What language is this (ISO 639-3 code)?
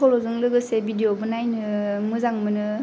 brx